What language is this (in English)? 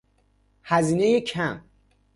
Persian